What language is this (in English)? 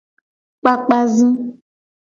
Gen